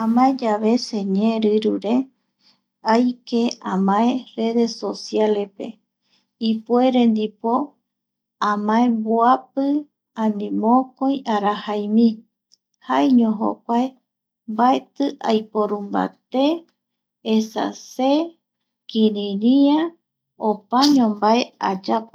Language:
Eastern Bolivian Guaraní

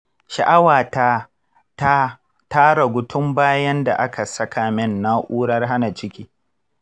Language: Hausa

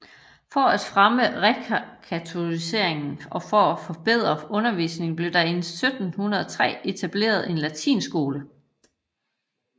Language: Danish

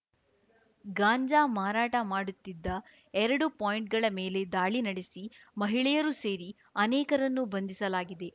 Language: Kannada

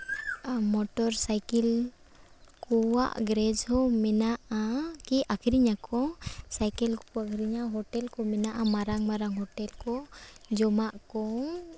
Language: Santali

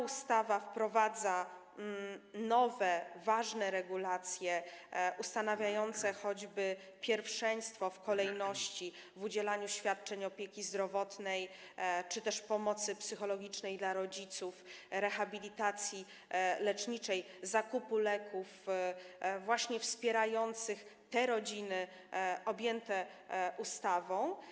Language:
Polish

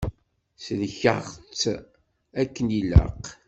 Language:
Kabyle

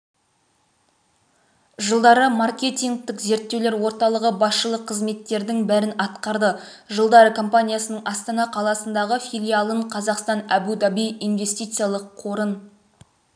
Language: Kazakh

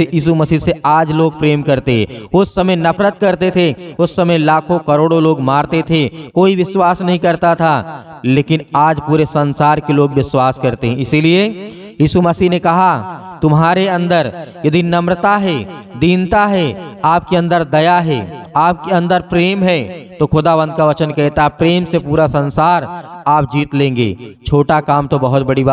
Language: Hindi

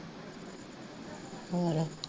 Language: Punjabi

